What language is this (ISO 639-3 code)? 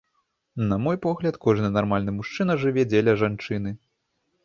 bel